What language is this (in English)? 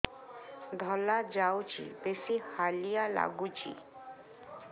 Odia